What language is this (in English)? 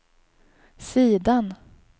Swedish